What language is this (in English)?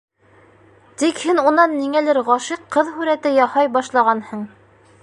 Bashkir